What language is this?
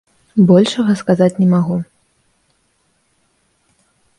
Belarusian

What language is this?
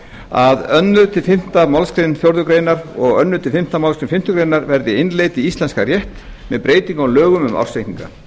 Icelandic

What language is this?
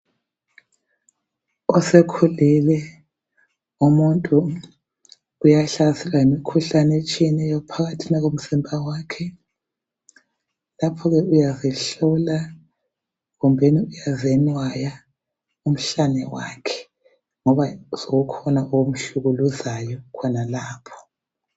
North Ndebele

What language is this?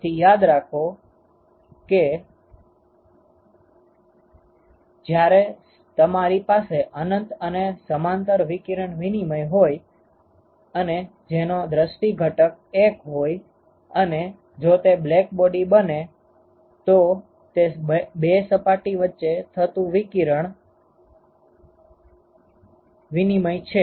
Gujarati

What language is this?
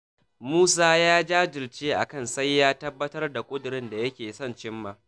Hausa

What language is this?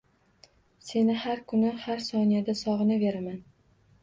Uzbek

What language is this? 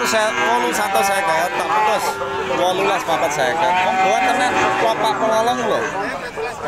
Indonesian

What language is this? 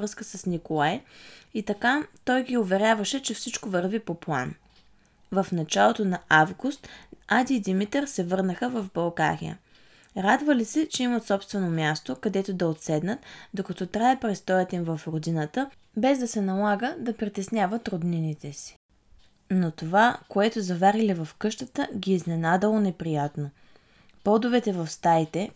Bulgarian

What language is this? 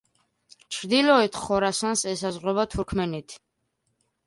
Georgian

